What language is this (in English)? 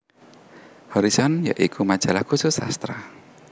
Javanese